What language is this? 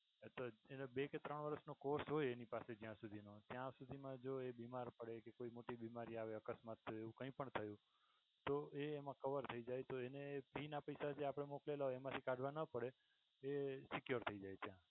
Gujarati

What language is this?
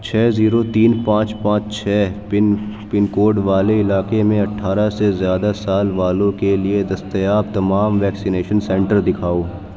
Urdu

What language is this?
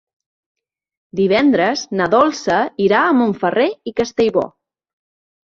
Catalan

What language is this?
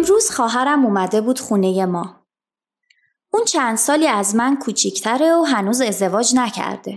Persian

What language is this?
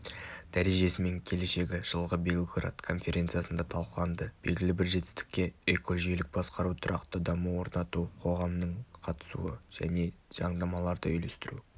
Kazakh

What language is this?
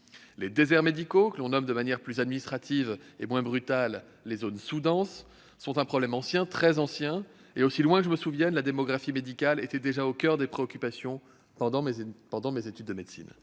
French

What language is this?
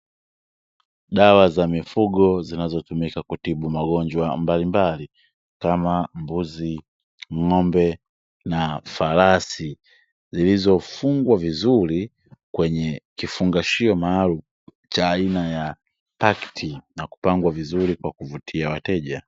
Swahili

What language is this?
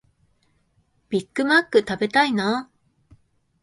Japanese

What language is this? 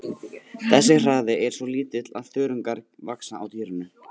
Icelandic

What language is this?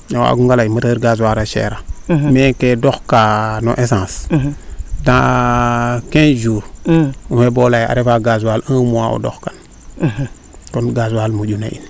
Serer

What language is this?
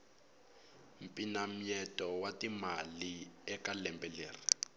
Tsonga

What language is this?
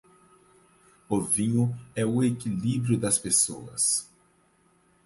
Portuguese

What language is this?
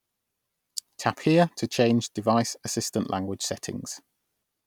English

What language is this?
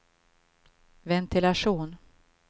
Swedish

